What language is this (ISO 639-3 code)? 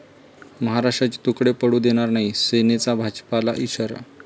mar